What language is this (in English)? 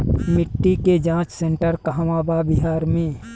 Bhojpuri